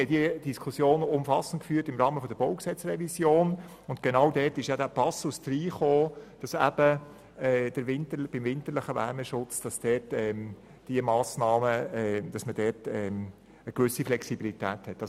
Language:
Swiss German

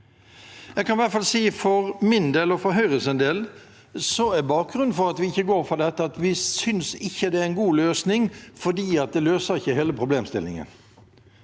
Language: Norwegian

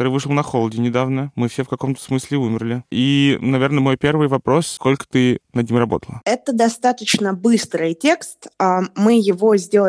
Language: Russian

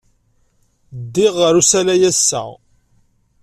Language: Kabyle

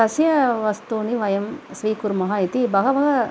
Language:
Sanskrit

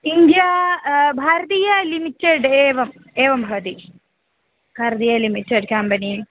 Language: Sanskrit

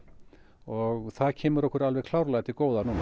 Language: Icelandic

